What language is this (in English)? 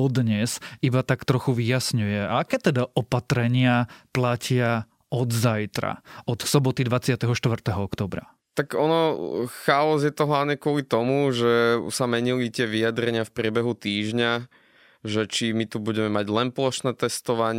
Slovak